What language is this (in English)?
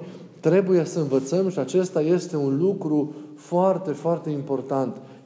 Romanian